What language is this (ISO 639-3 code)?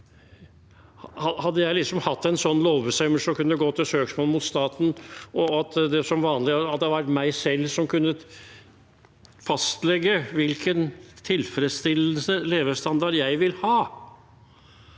nor